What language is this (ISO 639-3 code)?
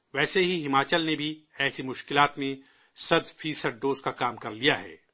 urd